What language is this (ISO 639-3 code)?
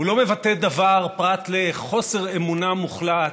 heb